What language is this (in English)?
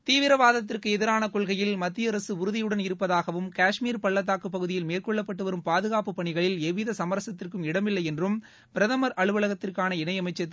Tamil